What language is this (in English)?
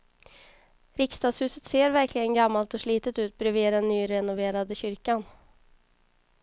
Swedish